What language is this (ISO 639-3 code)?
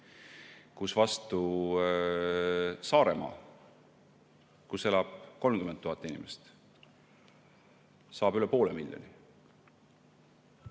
est